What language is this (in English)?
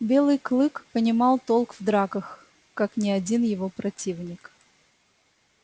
Russian